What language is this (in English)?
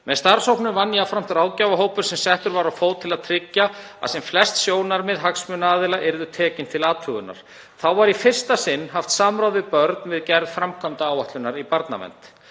Icelandic